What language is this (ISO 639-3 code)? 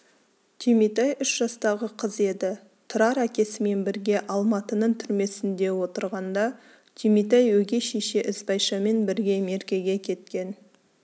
kaz